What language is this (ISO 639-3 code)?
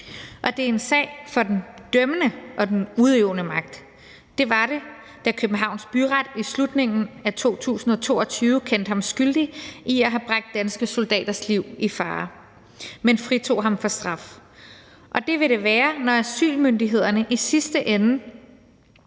dan